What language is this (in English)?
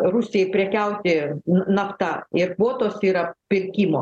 Lithuanian